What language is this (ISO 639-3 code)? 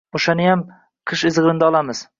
uzb